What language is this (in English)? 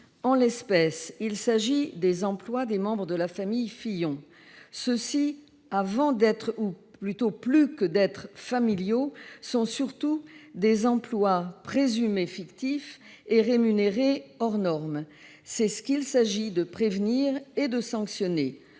French